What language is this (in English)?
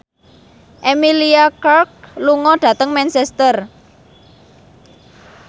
Javanese